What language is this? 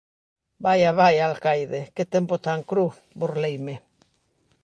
Galician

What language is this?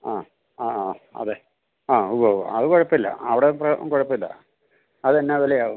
Malayalam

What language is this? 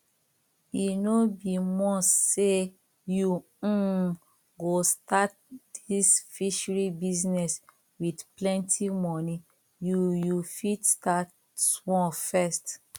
Nigerian Pidgin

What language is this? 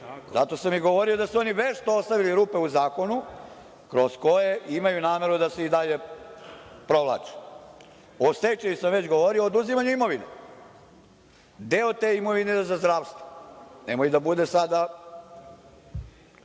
Serbian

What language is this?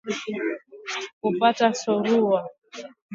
Swahili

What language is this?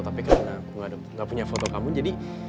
Indonesian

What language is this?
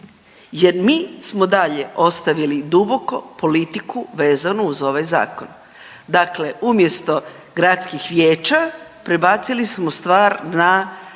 Croatian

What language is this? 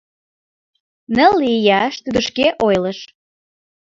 Mari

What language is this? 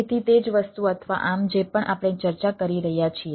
Gujarati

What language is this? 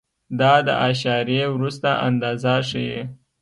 Pashto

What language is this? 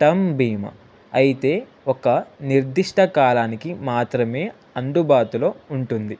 Telugu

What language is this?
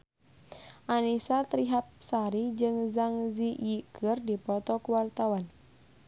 Sundanese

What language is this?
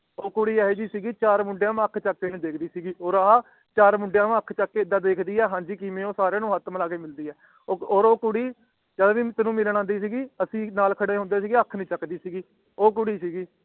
Punjabi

